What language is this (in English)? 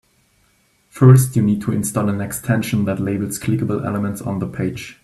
English